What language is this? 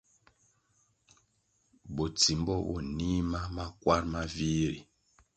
Kwasio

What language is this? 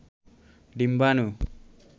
Bangla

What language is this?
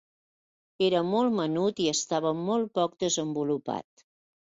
Catalan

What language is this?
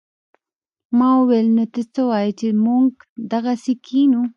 Pashto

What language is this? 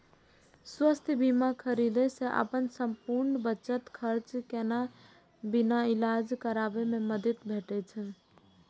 Maithili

